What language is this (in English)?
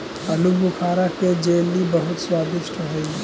Magahi